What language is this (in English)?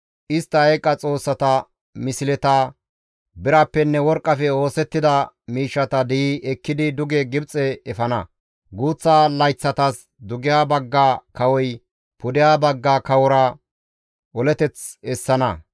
Gamo